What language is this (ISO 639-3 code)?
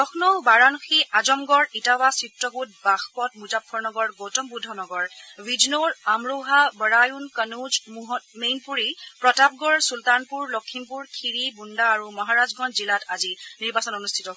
asm